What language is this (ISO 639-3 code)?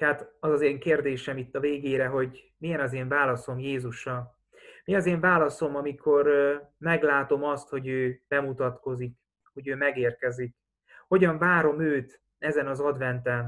hun